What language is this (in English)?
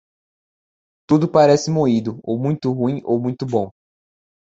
Portuguese